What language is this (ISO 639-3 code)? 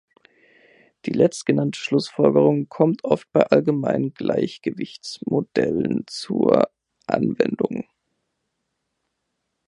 deu